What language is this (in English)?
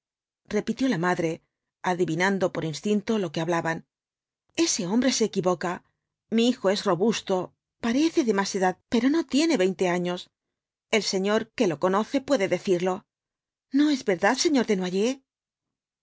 Spanish